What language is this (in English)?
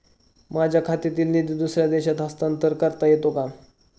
Marathi